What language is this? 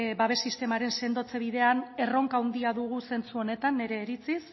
Basque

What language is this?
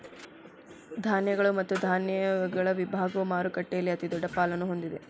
Kannada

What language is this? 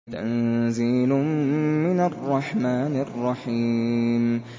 Arabic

